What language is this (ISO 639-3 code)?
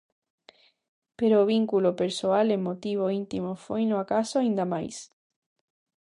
glg